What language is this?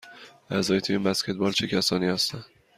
Persian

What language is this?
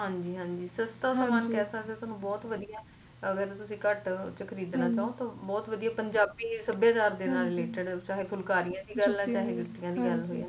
Punjabi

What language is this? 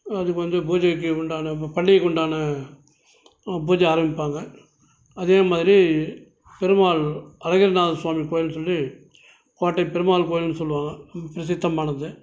Tamil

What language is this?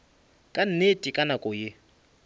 Northern Sotho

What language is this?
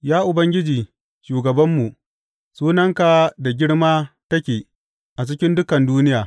Hausa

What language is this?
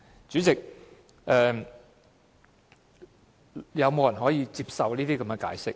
Cantonese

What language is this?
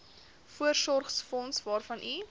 Afrikaans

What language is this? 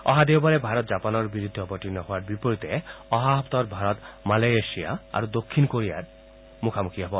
Assamese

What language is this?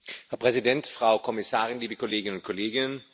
German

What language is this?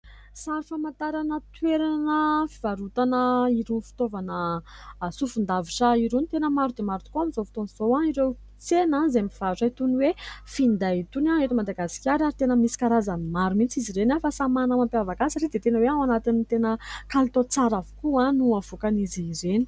Malagasy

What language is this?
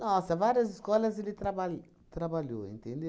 Portuguese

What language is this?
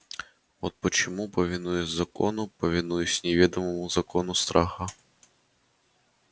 Russian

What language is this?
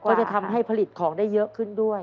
Thai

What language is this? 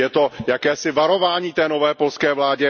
Czech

